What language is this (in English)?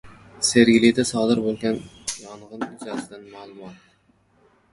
Uzbek